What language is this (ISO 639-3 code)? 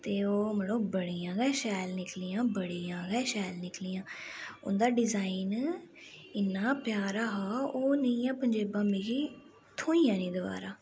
doi